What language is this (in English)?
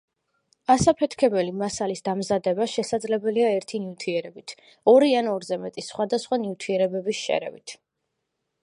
Georgian